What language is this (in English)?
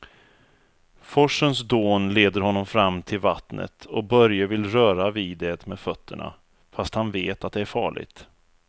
Swedish